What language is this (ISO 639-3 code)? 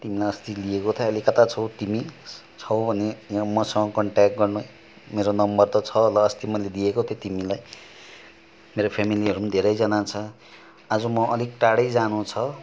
nep